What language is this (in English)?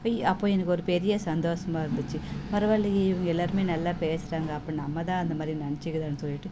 Tamil